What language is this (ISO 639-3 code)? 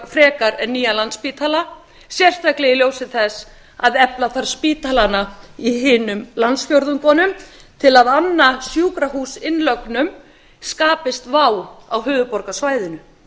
isl